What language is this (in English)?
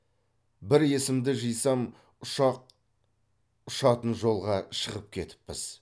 Kazakh